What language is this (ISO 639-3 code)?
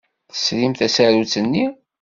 kab